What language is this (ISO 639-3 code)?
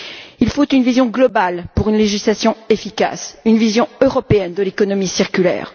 fra